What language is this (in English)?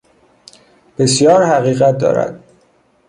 Persian